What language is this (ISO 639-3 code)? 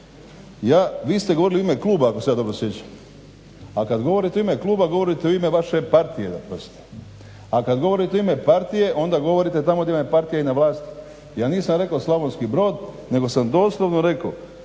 hrv